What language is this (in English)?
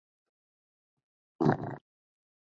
Chinese